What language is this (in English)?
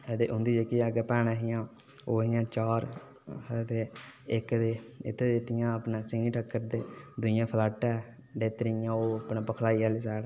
Dogri